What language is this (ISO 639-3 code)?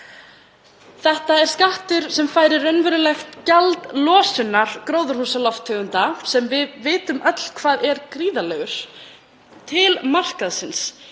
isl